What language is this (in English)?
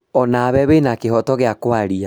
Kikuyu